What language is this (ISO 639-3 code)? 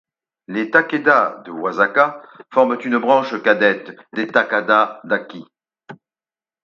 fra